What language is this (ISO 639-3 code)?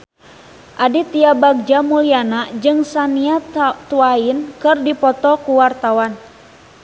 sun